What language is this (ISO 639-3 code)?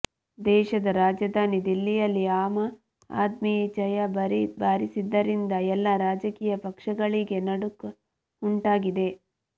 kan